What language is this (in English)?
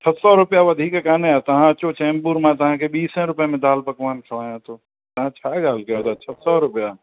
Sindhi